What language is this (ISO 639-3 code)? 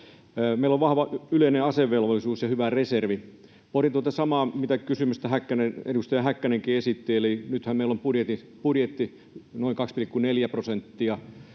fin